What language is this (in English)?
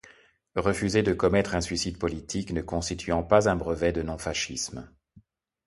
French